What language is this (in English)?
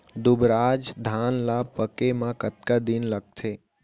Chhattisgarhi